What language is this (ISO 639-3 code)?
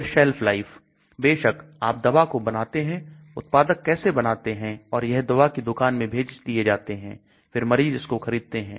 hin